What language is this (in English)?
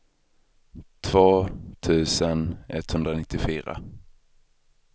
Swedish